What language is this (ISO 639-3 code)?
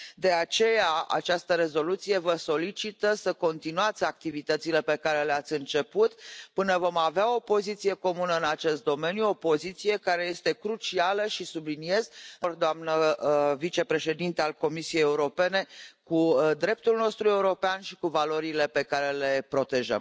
ron